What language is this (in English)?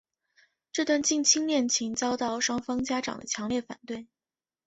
Chinese